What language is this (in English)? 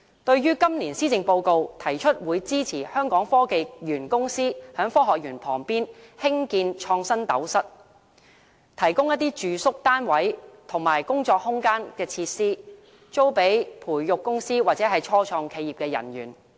Cantonese